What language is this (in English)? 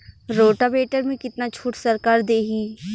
Bhojpuri